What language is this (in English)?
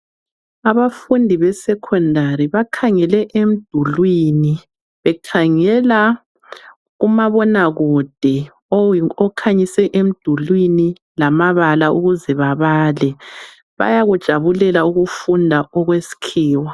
North Ndebele